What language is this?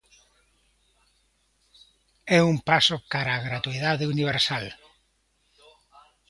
Galician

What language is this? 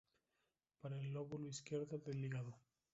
Spanish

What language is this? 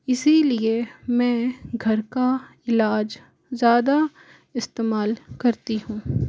Hindi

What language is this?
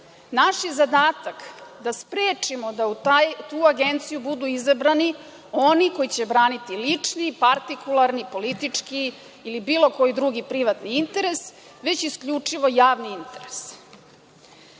Serbian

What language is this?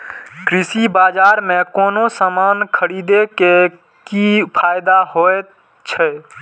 Maithili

